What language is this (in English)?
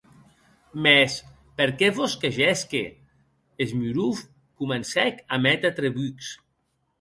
Occitan